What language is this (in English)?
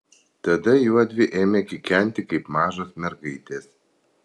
Lithuanian